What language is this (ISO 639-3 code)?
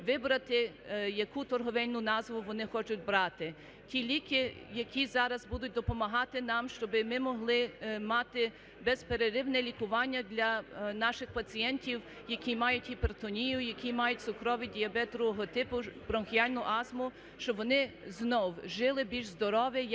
ukr